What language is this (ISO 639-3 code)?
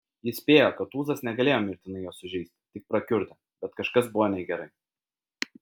lit